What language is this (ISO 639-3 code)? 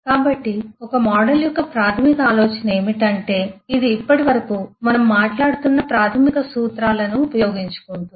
tel